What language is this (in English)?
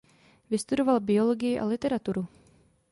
Czech